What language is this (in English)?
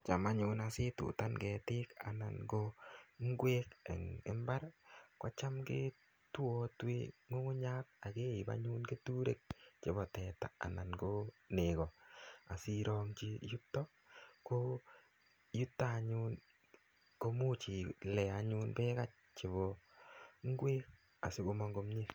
Kalenjin